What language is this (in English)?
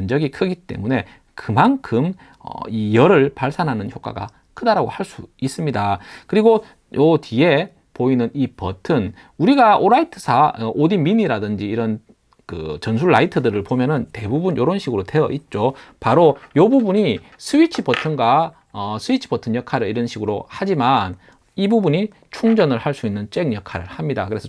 Korean